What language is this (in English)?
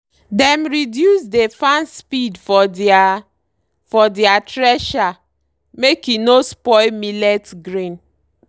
Nigerian Pidgin